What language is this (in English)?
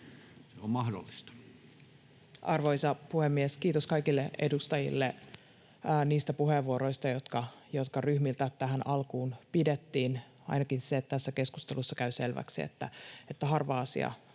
Finnish